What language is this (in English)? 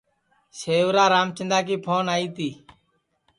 Sansi